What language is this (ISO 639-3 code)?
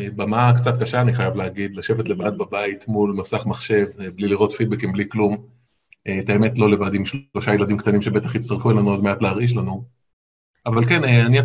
heb